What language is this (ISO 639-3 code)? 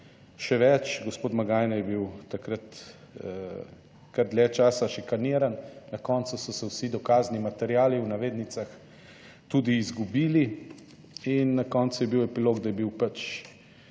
slv